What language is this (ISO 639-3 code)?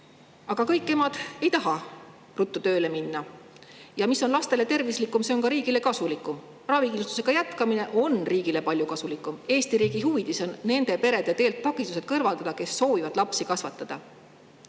est